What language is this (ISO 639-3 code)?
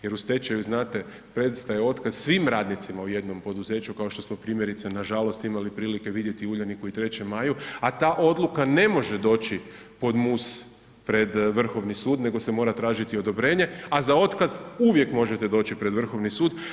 hrv